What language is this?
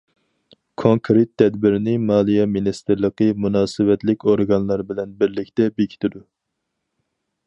Uyghur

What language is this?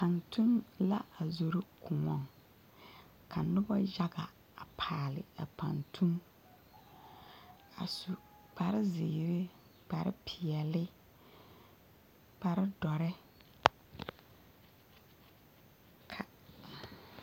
Southern Dagaare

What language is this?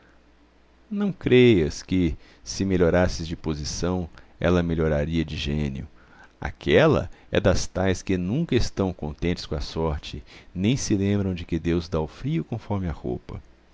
Portuguese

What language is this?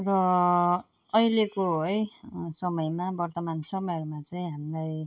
Nepali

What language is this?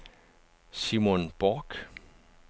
Danish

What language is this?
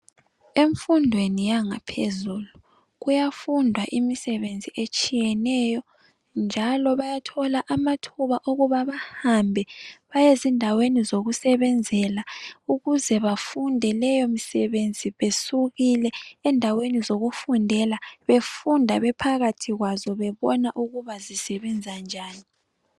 North Ndebele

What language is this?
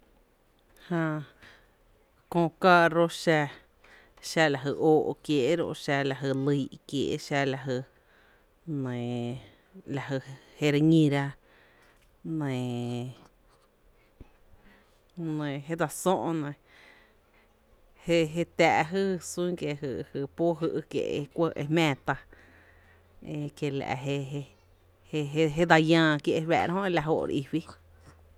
Tepinapa Chinantec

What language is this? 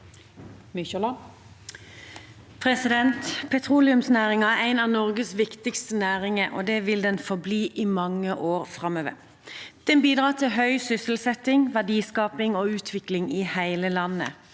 Norwegian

